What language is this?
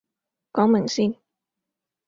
Cantonese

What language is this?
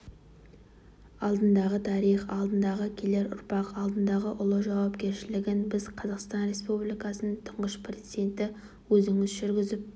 Kazakh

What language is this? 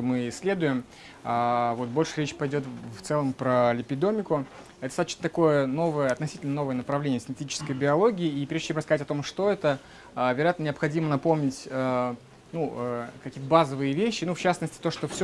Russian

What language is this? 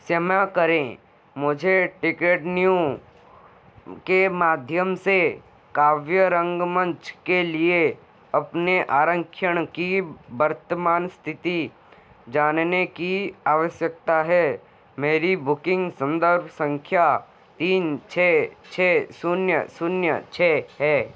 Hindi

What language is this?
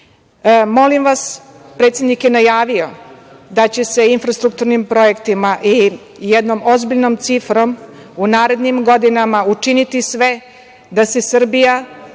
Serbian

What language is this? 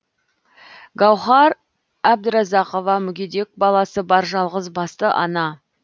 Kazakh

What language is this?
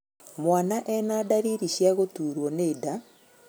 Kikuyu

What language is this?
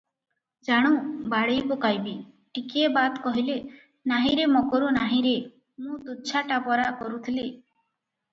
Odia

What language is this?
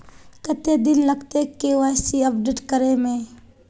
Magahi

